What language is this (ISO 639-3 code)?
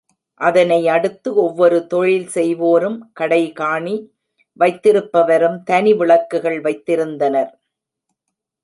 tam